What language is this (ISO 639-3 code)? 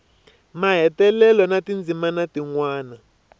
tso